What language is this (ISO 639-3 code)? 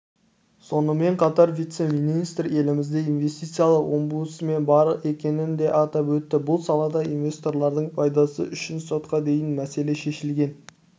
kaz